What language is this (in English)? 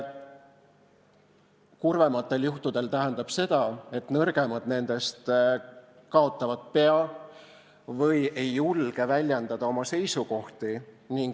Estonian